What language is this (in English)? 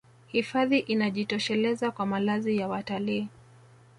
Swahili